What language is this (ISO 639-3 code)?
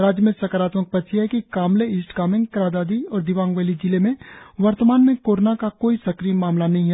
hin